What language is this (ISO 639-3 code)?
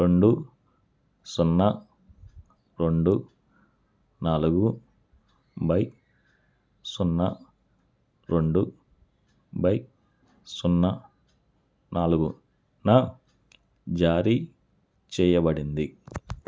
tel